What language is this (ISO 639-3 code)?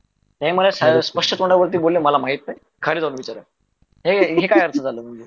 mar